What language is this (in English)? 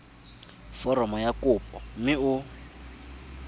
Tswana